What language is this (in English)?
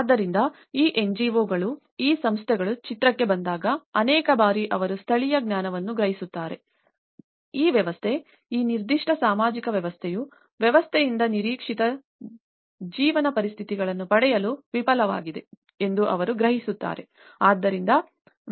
Kannada